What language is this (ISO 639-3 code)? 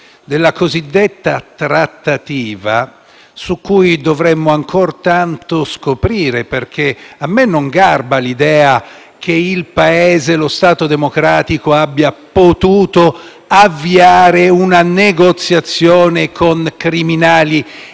ita